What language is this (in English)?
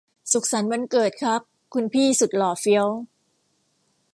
Thai